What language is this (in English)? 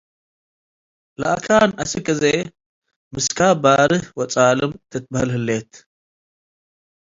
Tigre